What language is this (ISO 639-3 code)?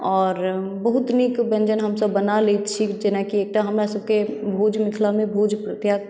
mai